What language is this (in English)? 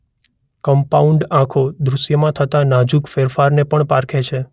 Gujarati